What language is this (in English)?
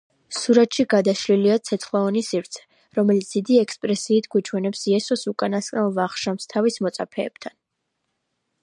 Georgian